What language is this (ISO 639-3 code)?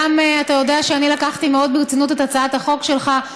heb